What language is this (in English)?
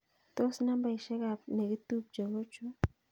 Kalenjin